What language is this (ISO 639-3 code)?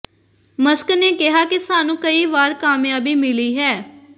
pan